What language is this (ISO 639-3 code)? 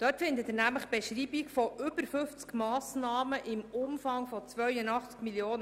gsw